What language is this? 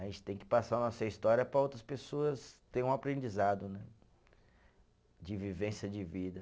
Portuguese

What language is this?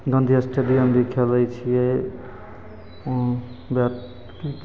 Maithili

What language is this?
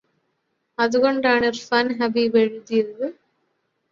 Malayalam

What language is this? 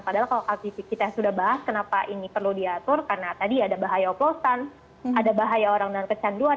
Indonesian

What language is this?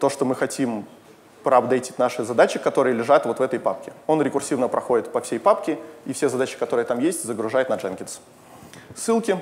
Russian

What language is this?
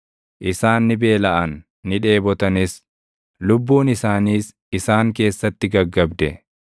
Oromo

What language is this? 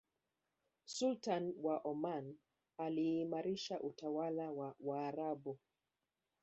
Swahili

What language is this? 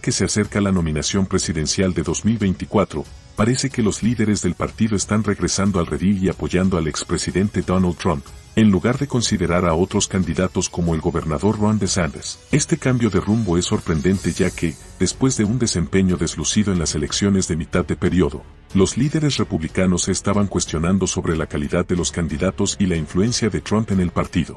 Spanish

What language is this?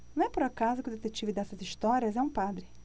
Portuguese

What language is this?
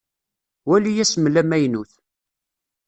Kabyle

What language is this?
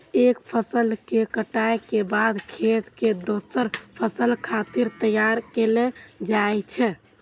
Maithili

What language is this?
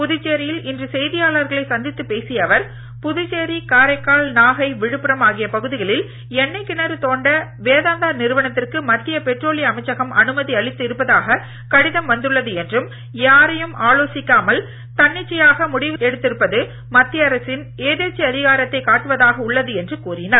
Tamil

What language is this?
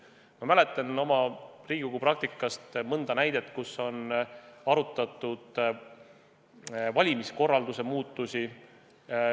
Estonian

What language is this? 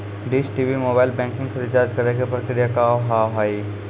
Maithili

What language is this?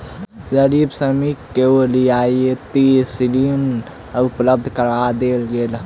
Maithili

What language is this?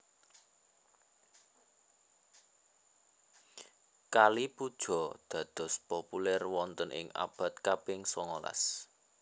Javanese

